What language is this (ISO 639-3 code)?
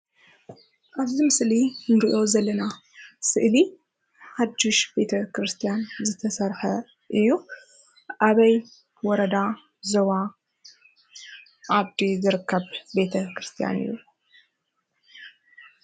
tir